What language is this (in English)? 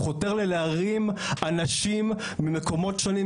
Hebrew